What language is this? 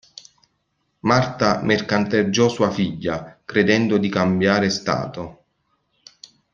Italian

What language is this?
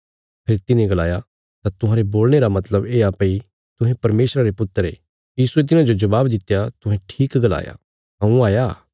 Bilaspuri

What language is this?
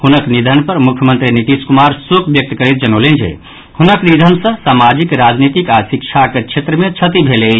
Maithili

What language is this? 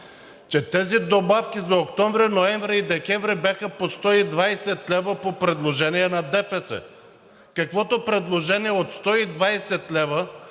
Bulgarian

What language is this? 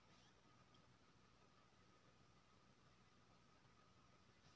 Maithili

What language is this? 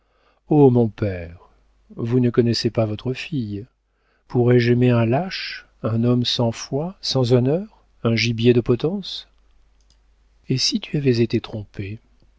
French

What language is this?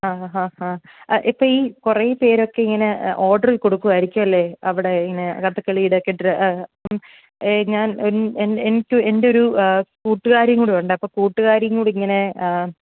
Malayalam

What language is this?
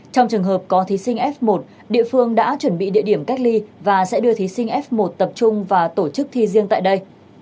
Vietnamese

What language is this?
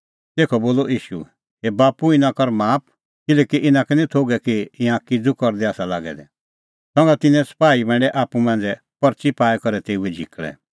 Kullu Pahari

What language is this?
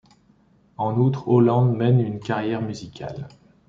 French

